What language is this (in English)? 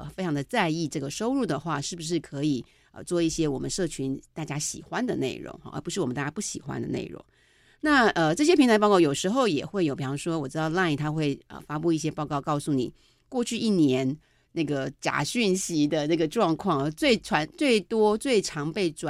Chinese